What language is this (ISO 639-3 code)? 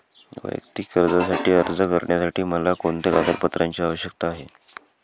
mar